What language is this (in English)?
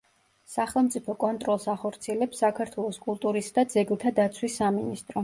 Georgian